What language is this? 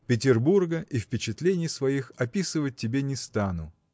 Russian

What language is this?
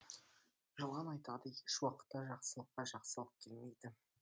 Kazakh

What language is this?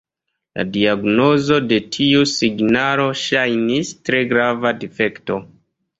Esperanto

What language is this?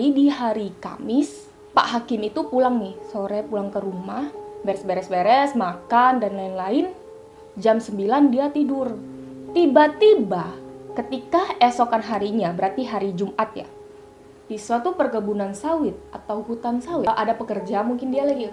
Indonesian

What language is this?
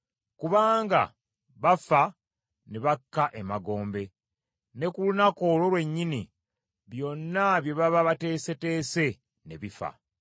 Ganda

